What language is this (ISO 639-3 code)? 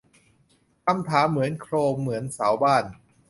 tha